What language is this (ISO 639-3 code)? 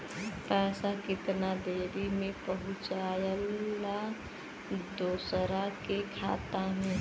bho